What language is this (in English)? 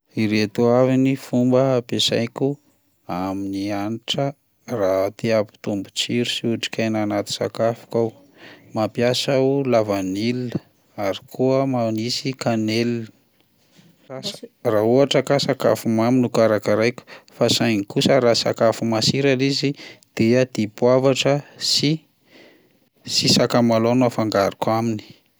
Malagasy